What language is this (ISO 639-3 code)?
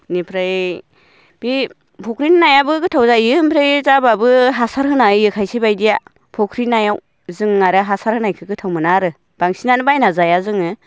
brx